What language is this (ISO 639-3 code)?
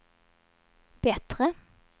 swe